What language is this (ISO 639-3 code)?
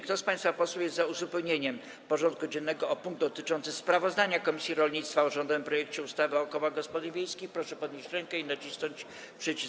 pol